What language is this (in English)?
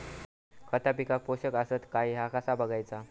Marathi